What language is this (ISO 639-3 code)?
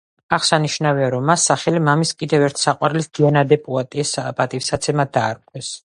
kat